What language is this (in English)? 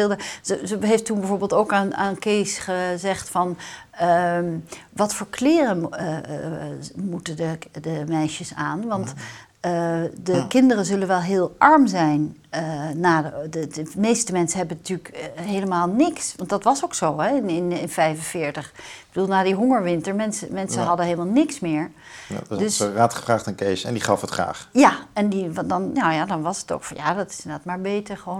Dutch